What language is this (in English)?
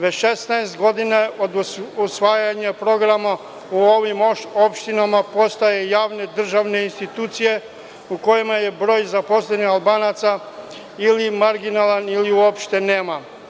Serbian